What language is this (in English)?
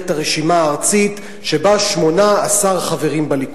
Hebrew